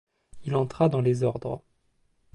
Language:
French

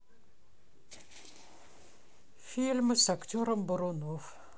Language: Russian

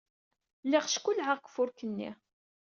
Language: Kabyle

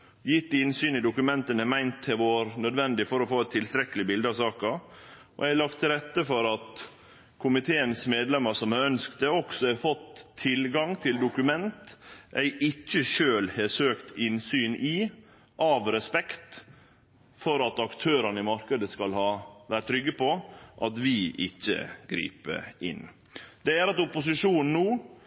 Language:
Norwegian Nynorsk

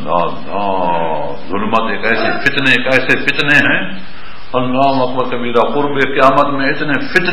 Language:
Arabic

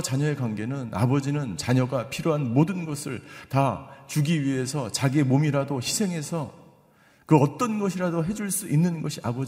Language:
Korean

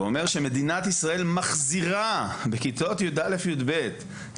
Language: Hebrew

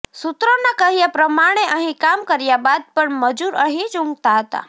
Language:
Gujarati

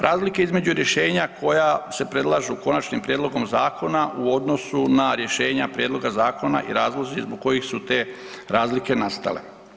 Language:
Croatian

